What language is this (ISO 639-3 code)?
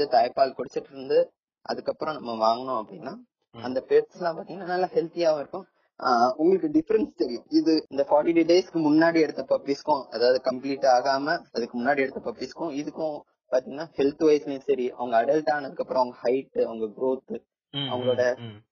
tam